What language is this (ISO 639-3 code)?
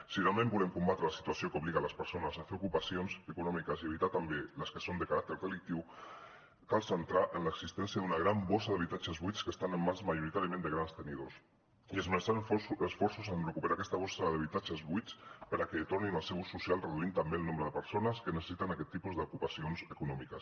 cat